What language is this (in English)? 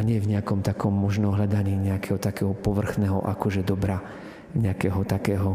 Slovak